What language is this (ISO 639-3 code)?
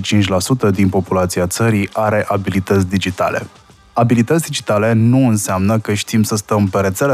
ron